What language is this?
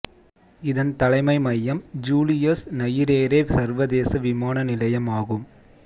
Tamil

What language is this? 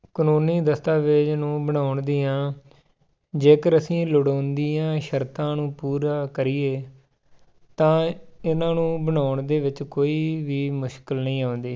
Punjabi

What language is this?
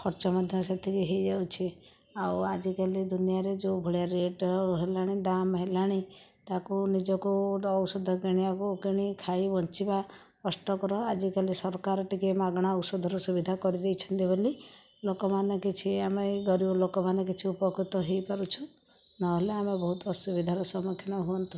Odia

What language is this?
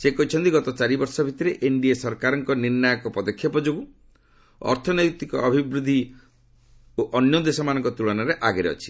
Odia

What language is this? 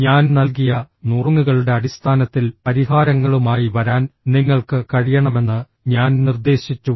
Malayalam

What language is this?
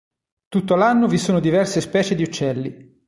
Italian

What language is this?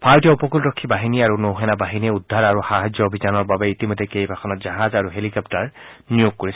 Assamese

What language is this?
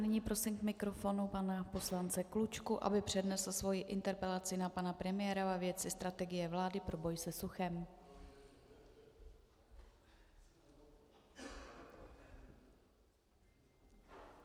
Czech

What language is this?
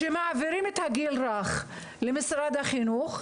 Hebrew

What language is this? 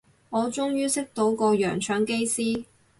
Cantonese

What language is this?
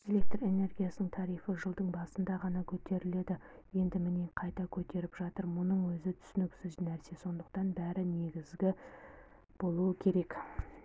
Kazakh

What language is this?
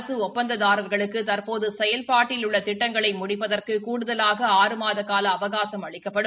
Tamil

